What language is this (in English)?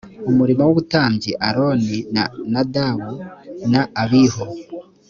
Kinyarwanda